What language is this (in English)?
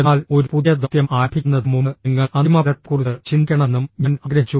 Malayalam